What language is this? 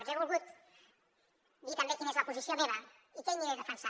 Catalan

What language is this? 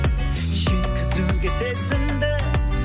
Kazakh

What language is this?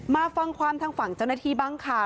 Thai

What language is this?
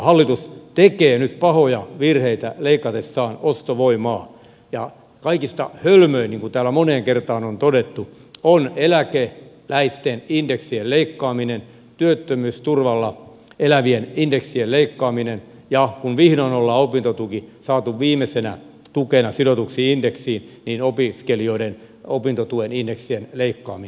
Finnish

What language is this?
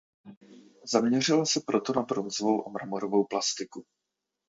Czech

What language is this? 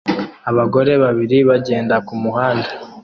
Kinyarwanda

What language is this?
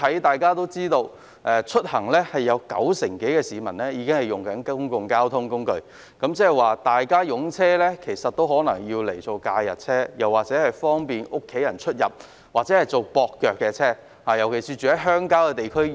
Cantonese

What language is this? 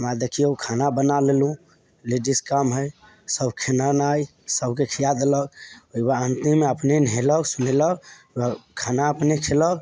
Maithili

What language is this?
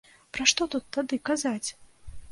Belarusian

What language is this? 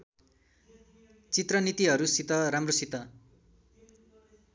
Nepali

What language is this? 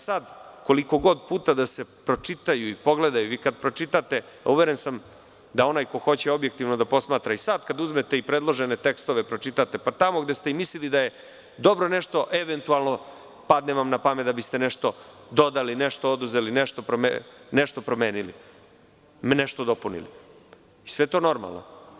Serbian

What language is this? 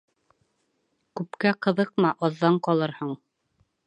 Bashkir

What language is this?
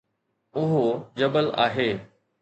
Sindhi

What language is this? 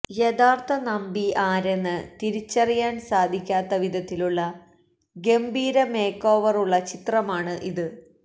Malayalam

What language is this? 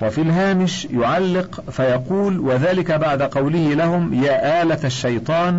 Arabic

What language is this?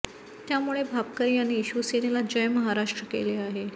Marathi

